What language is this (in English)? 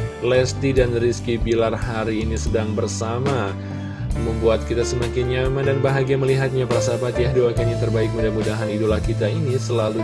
Indonesian